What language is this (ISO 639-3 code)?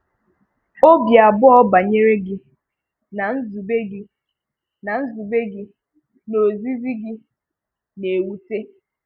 ibo